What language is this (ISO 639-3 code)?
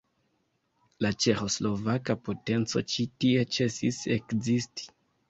epo